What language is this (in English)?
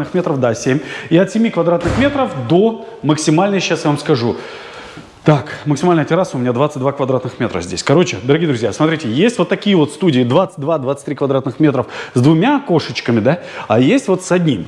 Russian